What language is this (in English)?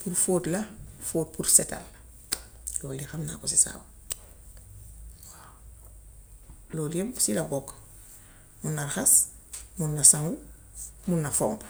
Gambian Wolof